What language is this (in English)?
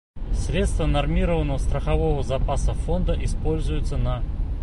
Bashkir